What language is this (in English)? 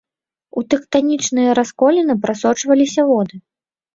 Belarusian